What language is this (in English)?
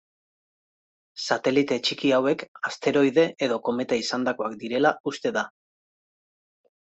Basque